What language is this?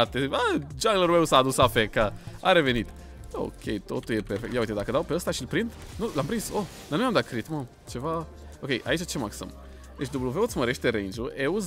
Romanian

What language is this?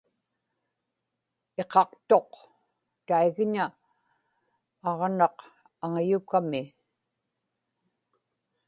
Inupiaq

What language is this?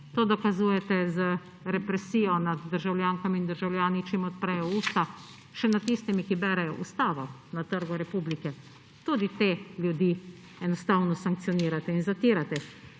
Slovenian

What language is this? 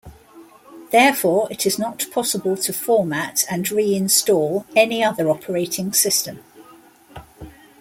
English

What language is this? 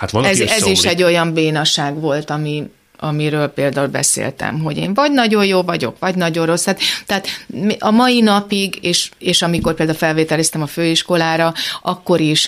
Hungarian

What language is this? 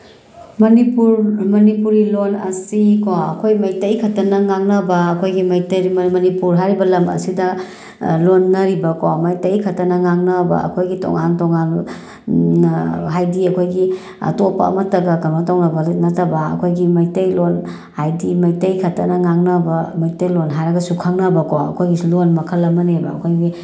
Manipuri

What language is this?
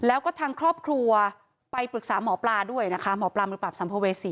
Thai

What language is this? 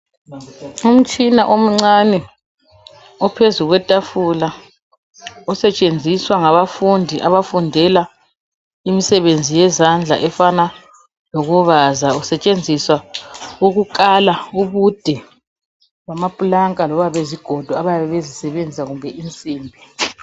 North Ndebele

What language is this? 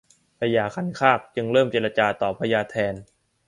Thai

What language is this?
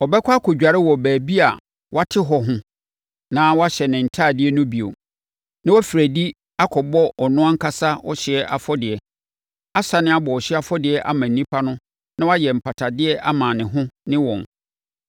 Akan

